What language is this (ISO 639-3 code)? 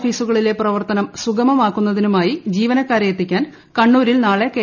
mal